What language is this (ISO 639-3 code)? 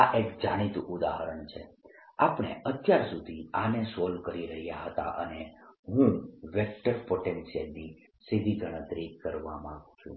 guj